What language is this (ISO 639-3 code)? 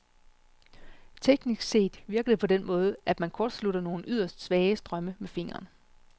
dan